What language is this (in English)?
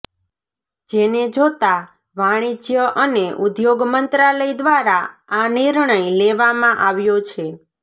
Gujarati